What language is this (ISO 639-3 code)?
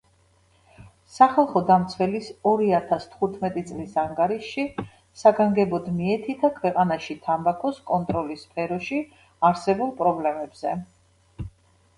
kat